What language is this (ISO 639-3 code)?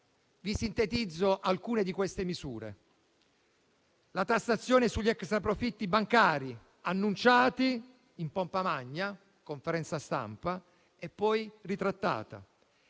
ita